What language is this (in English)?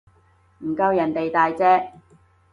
Cantonese